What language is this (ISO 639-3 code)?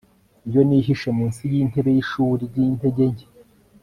kin